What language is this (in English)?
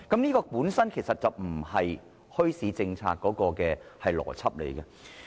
Cantonese